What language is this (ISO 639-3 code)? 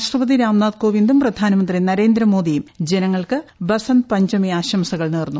mal